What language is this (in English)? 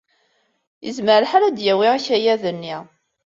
Kabyle